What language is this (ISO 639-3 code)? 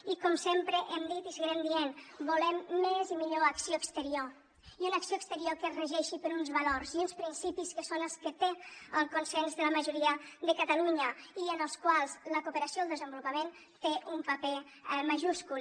cat